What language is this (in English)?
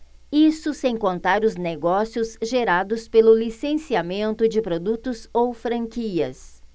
Portuguese